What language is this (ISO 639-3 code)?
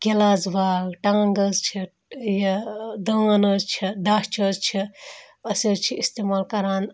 kas